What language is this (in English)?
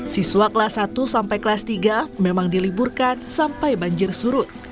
Indonesian